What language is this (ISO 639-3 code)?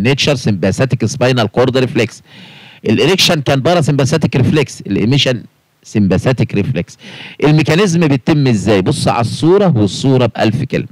ara